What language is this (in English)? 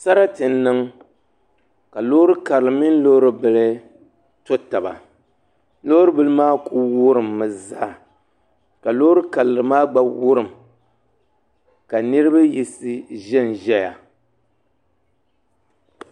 Dagbani